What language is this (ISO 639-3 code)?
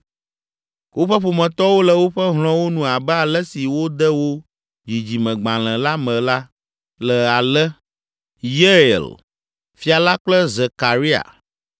ewe